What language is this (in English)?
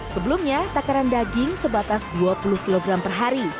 Indonesian